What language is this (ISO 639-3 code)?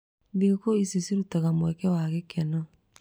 kik